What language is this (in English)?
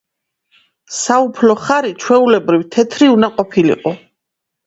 Georgian